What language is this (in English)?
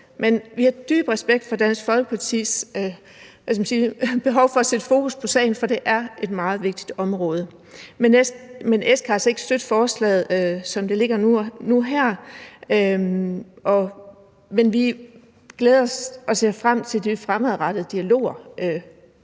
Danish